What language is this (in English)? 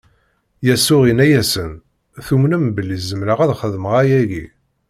Kabyle